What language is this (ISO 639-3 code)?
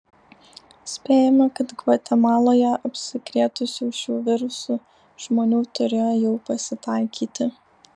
lit